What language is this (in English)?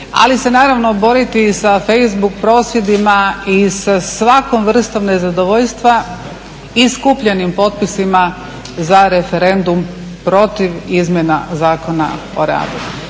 Croatian